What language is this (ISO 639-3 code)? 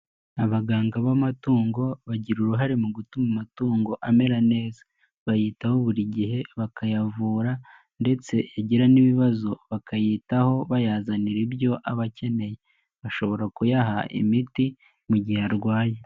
kin